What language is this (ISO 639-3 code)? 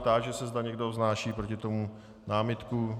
ces